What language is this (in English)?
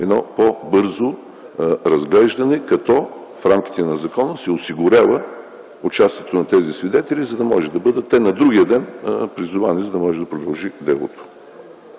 Bulgarian